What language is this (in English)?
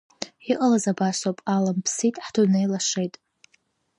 Abkhazian